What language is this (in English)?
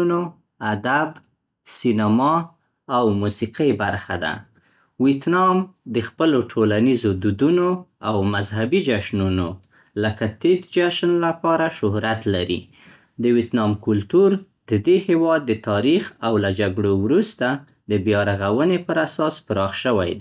Central Pashto